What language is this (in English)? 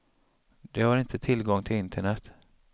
Swedish